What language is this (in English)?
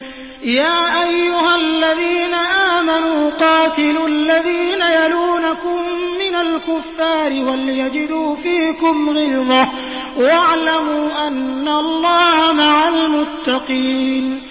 Arabic